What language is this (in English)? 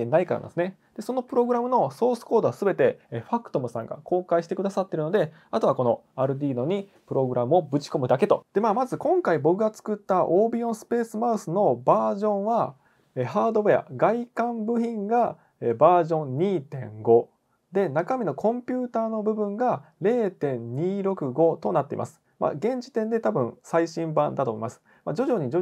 Japanese